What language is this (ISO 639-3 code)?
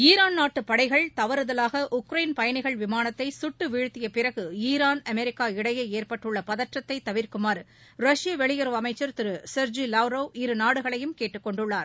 tam